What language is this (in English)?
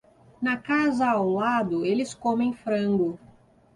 Portuguese